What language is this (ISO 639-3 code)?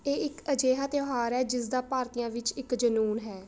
pan